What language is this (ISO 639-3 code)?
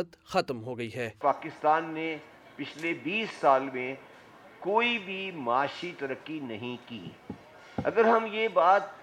urd